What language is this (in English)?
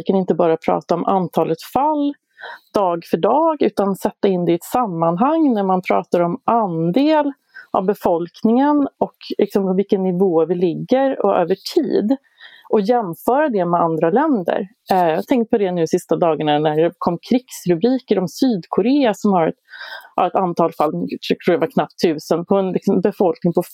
Swedish